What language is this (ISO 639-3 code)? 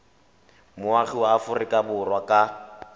tsn